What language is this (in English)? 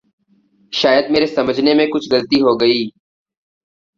Urdu